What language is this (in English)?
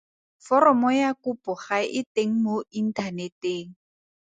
Tswana